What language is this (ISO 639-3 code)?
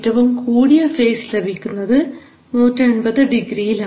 mal